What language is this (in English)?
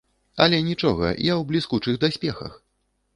Belarusian